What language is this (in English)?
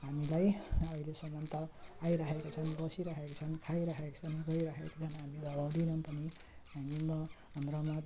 Nepali